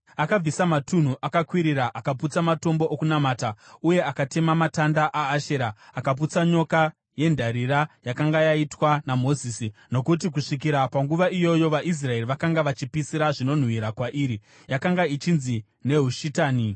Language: Shona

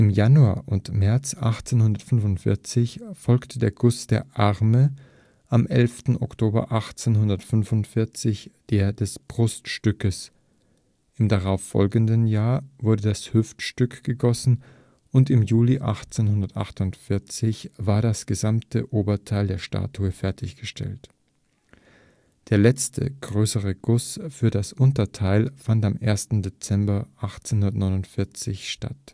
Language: German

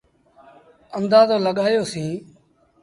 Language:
Sindhi Bhil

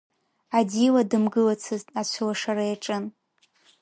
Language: Abkhazian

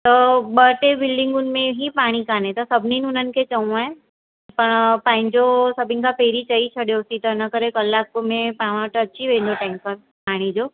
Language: Sindhi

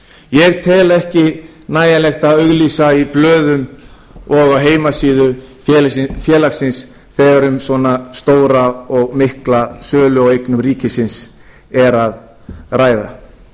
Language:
Icelandic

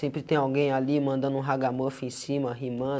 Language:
Portuguese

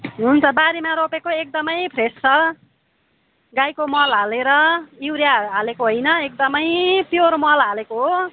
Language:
Nepali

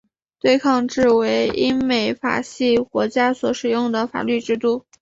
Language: Chinese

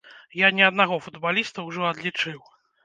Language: Belarusian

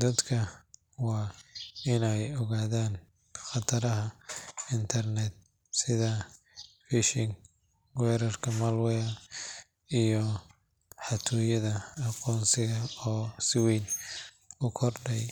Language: Somali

